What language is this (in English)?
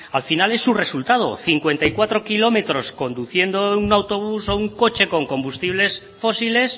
Spanish